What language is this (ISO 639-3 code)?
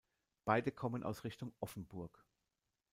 deu